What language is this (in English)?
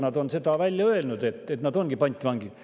Estonian